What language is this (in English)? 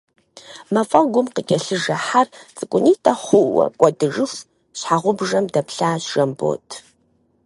Kabardian